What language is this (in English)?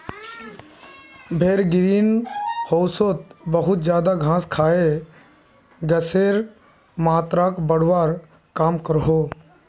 Magahi